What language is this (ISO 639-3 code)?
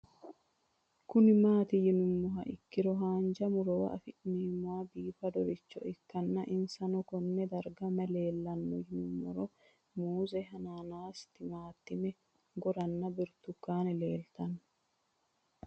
sid